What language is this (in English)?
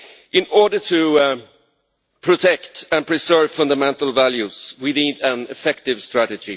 English